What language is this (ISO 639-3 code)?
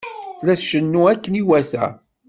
kab